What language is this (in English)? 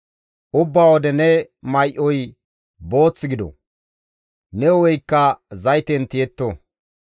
Gamo